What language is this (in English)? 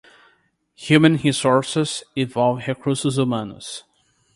Portuguese